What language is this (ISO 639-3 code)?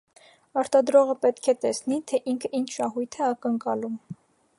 hye